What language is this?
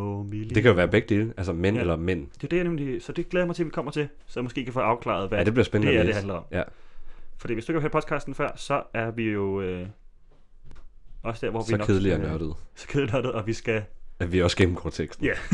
Danish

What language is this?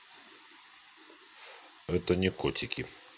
Russian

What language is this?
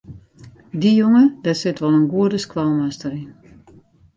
Western Frisian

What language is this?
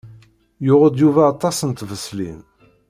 Kabyle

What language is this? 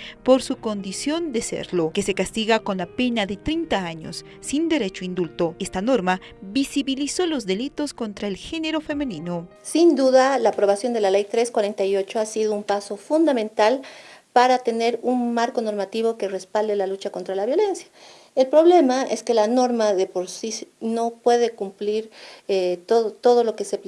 Spanish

